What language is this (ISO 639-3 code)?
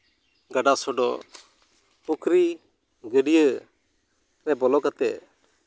sat